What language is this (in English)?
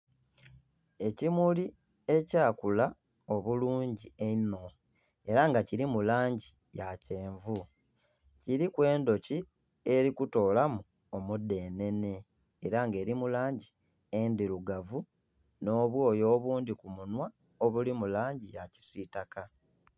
Soga